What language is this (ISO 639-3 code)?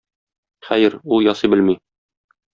tat